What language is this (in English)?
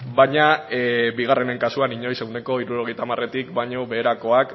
Basque